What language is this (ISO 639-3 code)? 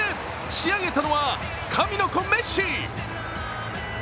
jpn